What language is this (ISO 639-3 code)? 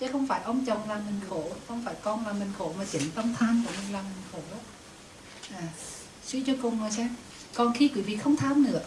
vie